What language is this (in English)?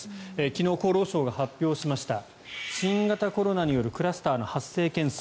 Japanese